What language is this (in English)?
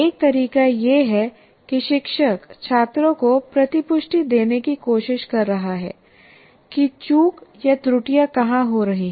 Hindi